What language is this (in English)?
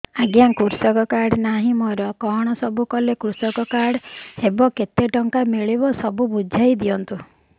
Odia